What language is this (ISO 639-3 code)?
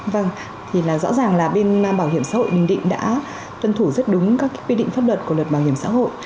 vie